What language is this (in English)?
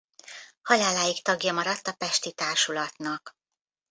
Hungarian